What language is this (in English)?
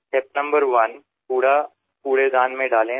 Marathi